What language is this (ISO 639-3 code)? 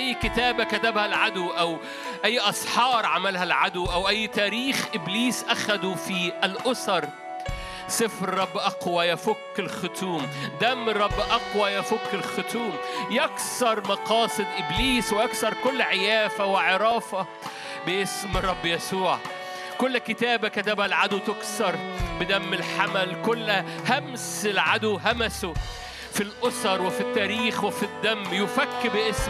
ara